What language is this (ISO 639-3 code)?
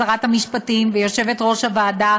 heb